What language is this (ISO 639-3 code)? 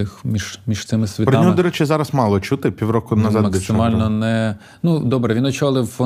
ukr